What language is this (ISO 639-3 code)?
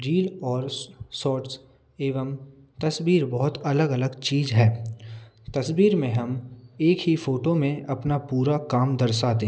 hin